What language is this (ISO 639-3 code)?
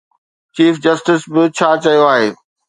snd